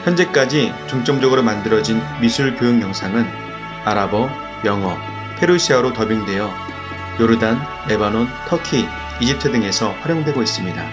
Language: Korean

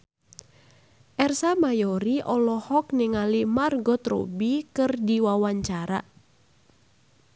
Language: Sundanese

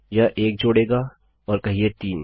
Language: Hindi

